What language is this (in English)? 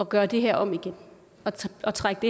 Danish